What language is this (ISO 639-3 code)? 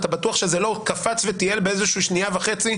heb